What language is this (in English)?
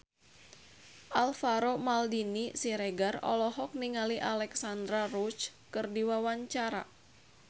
Sundanese